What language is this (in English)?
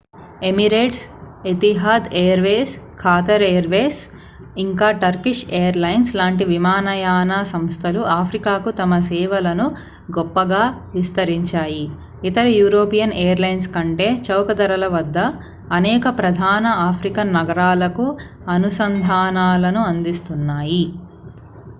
Telugu